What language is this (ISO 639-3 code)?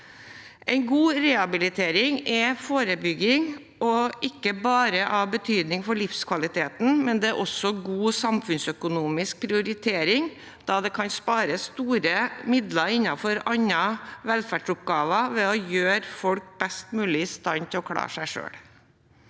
nor